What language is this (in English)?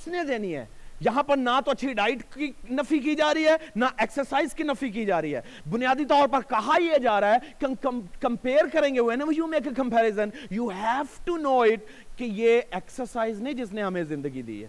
Urdu